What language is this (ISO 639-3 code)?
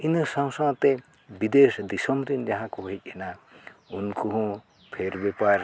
sat